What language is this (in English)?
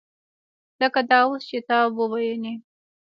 Pashto